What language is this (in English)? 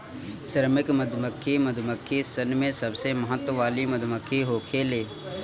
Bhojpuri